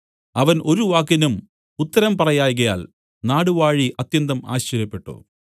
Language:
Malayalam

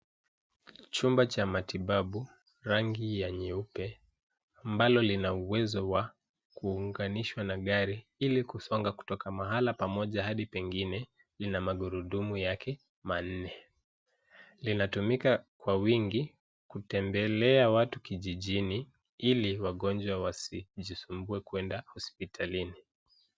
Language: Swahili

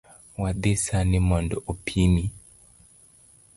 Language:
Luo (Kenya and Tanzania)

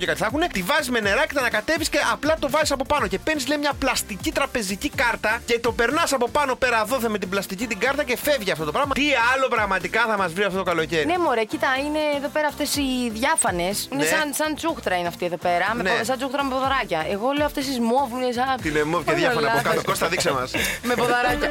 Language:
Greek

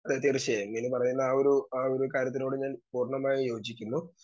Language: Malayalam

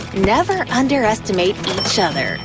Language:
English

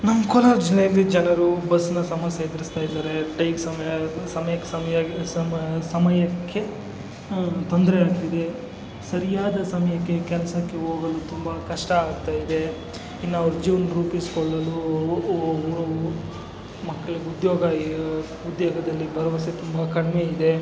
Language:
Kannada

